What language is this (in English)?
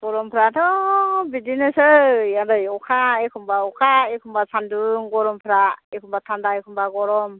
Bodo